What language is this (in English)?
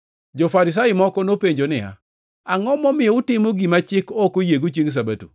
Luo (Kenya and Tanzania)